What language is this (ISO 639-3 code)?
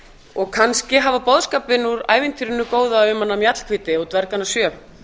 isl